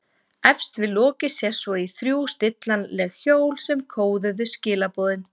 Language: Icelandic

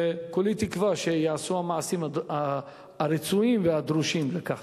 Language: Hebrew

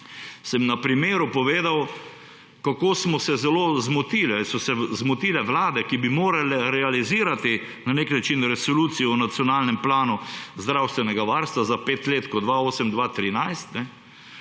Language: Slovenian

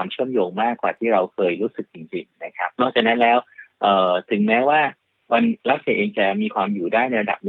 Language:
Thai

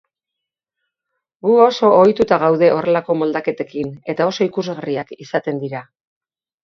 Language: Basque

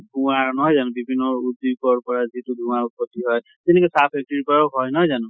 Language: Assamese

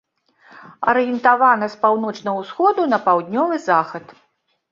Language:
Belarusian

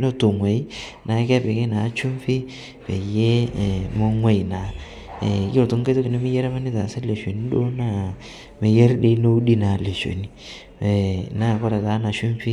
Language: Masai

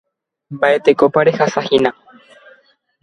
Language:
Guarani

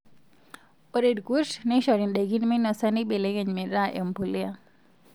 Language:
Masai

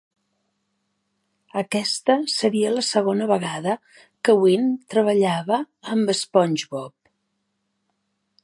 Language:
Catalan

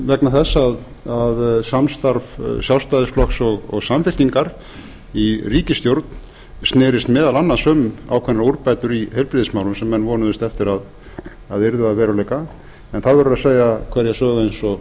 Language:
Icelandic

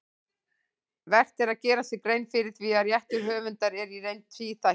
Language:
Icelandic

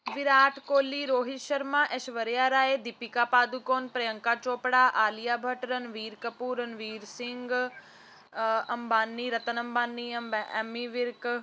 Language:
Punjabi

